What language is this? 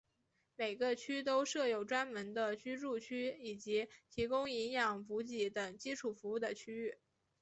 Chinese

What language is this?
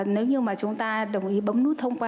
Vietnamese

